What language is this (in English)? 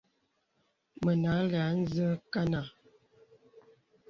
Bebele